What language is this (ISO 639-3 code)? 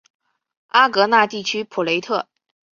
zho